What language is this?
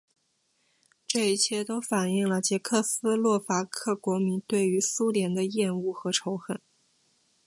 Chinese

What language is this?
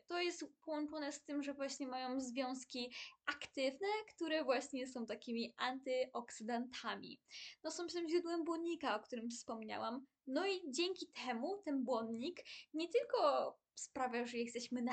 Polish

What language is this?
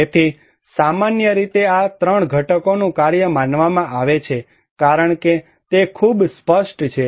Gujarati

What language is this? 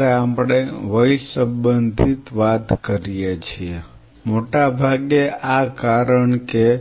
Gujarati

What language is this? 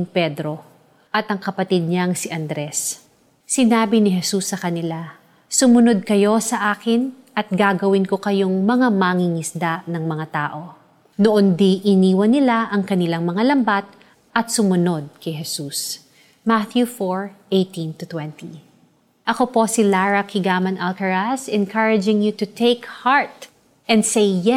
Filipino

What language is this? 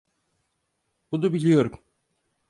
Turkish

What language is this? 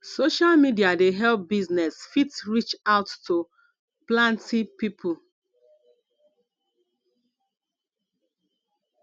Nigerian Pidgin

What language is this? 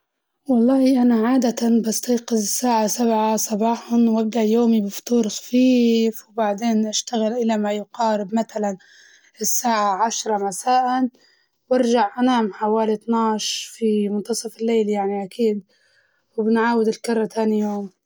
Libyan Arabic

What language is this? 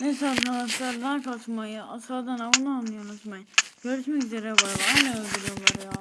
Turkish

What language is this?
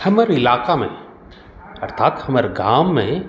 Maithili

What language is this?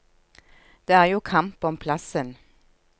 Norwegian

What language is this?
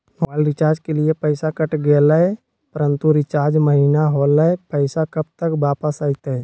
Magahi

